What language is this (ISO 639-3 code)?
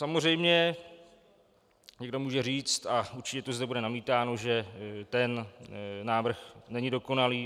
ces